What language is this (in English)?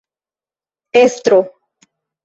Esperanto